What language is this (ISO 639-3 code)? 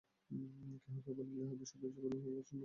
ben